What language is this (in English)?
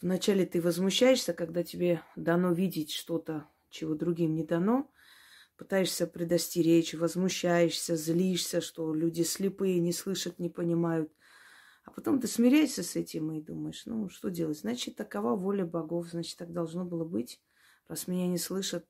Russian